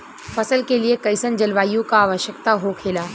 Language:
Bhojpuri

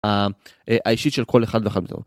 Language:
Hebrew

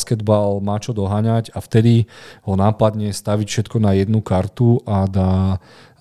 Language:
Slovak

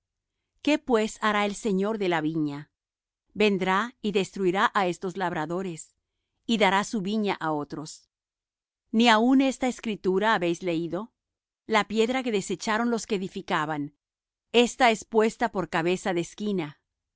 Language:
Spanish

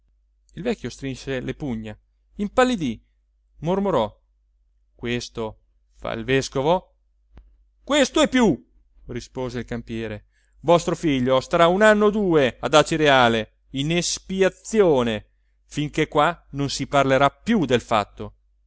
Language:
Italian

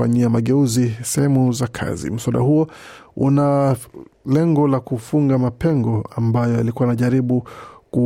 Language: Swahili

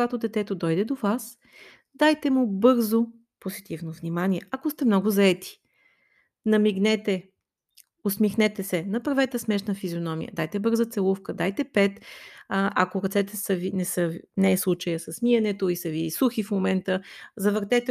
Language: Bulgarian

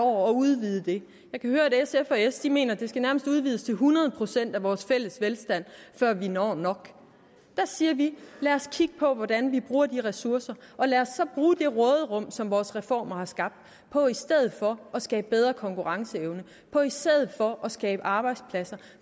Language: Danish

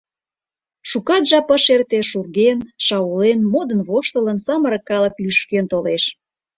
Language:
Mari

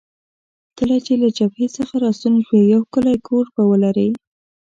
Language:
Pashto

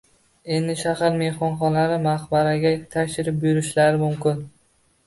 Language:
Uzbek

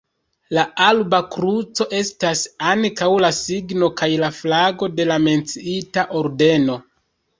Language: Esperanto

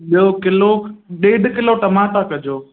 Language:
Sindhi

